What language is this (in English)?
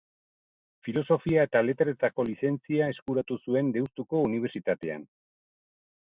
Basque